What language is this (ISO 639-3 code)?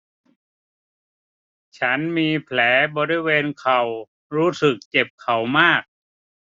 tha